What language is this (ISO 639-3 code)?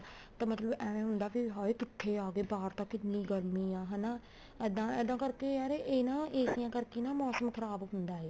pan